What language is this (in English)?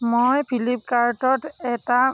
Assamese